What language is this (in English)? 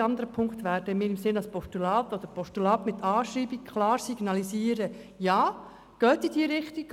Swiss German